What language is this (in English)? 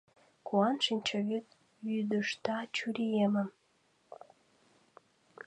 Mari